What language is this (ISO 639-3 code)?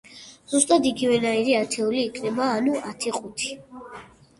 kat